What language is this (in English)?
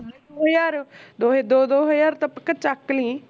Punjabi